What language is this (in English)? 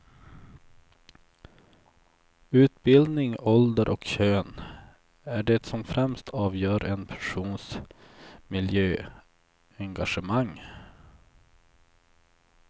Swedish